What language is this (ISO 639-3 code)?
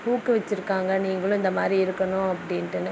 tam